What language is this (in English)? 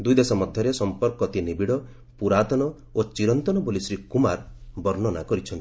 Odia